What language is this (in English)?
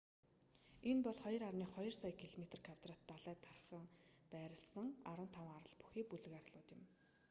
Mongolian